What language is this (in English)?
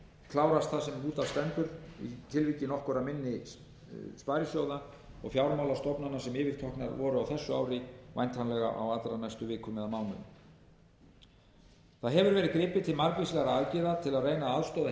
Icelandic